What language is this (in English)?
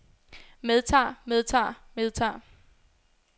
Danish